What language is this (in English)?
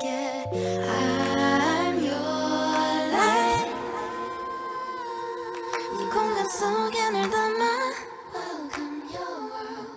Korean